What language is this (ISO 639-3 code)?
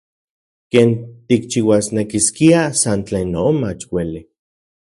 ncx